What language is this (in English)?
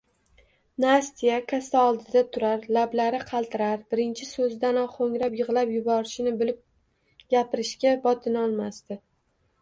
Uzbek